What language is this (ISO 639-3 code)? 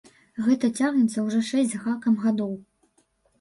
bel